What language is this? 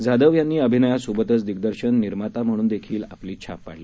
Marathi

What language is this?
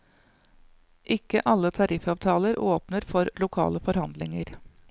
Norwegian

